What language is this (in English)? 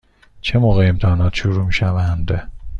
Persian